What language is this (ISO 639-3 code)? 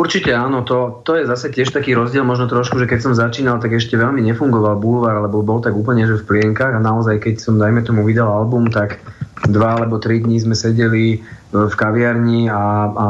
slk